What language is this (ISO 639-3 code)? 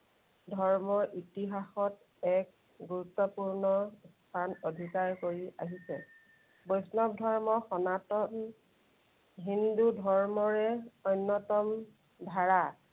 asm